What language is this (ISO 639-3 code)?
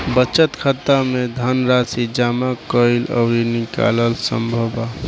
bho